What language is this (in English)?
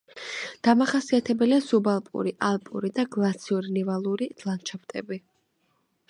Georgian